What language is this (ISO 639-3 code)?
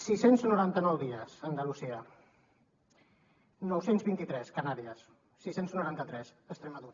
cat